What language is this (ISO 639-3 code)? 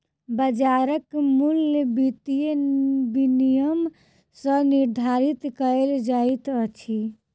mai